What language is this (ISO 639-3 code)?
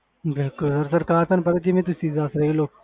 pan